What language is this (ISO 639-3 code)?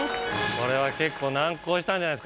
jpn